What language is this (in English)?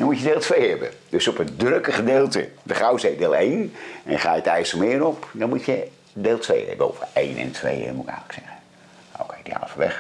Dutch